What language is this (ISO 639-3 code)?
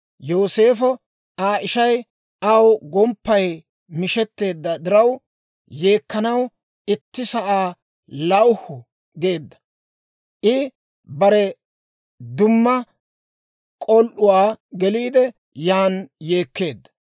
dwr